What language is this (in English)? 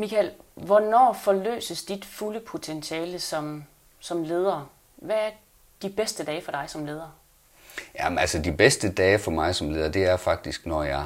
Danish